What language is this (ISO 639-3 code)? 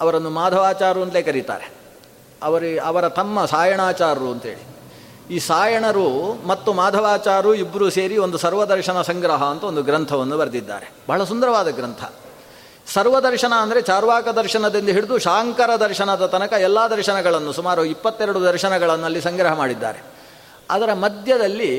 kan